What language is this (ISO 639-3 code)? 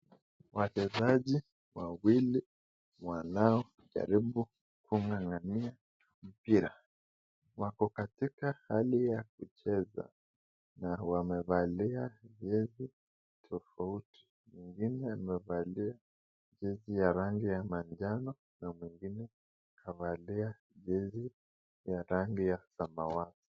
swa